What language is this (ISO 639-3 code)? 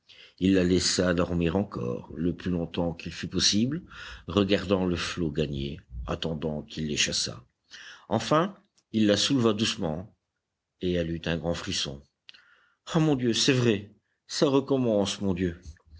fra